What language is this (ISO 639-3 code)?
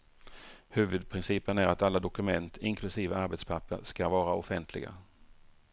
swe